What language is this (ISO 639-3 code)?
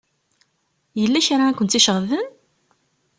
kab